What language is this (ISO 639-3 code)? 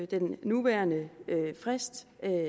dan